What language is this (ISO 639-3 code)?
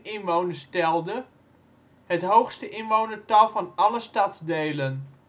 nld